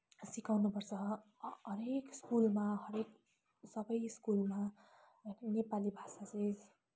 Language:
Nepali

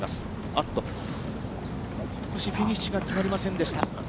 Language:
Japanese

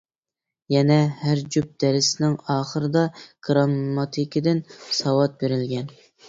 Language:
Uyghur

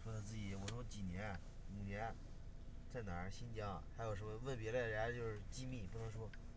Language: Chinese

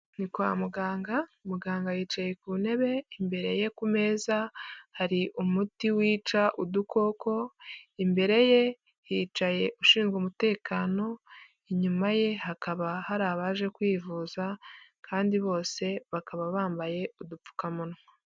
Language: Kinyarwanda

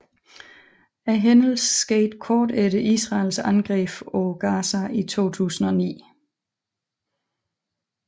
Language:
Danish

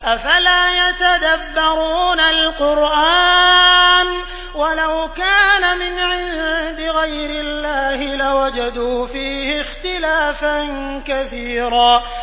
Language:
Arabic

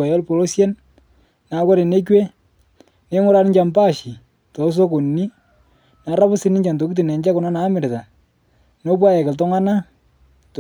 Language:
Masai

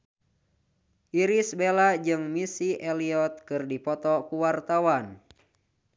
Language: Sundanese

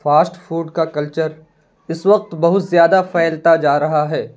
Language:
Urdu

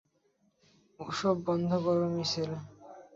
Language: Bangla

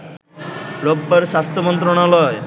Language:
Bangla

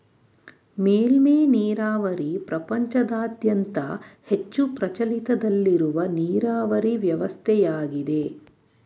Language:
Kannada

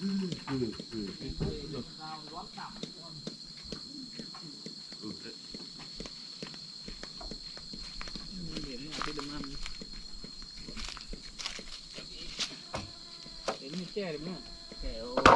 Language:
Vietnamese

